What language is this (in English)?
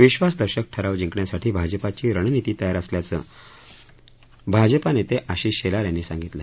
Marathi